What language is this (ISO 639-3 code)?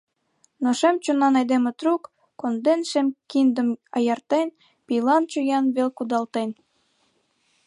chm